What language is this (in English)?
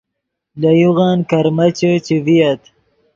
Yidgha